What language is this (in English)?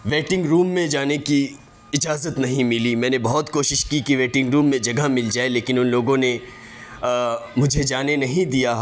Urdu